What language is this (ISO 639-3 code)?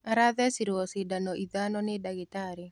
kik